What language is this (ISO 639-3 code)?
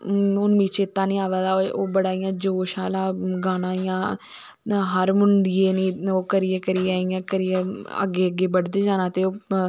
doi